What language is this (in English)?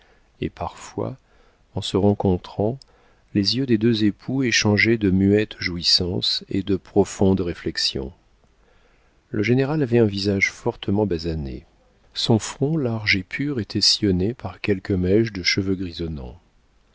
French